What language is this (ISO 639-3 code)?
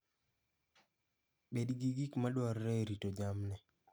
luo